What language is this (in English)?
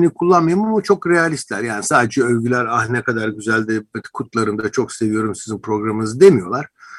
Turkish